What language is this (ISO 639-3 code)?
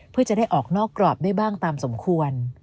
tha